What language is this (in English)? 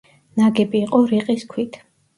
Georgian